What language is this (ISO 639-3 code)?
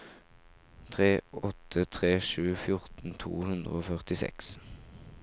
nor